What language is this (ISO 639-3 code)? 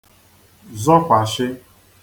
ibo